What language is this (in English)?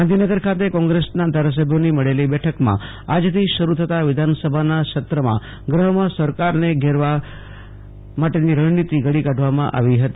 Gujarati